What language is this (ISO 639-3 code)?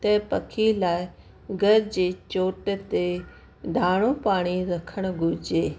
snd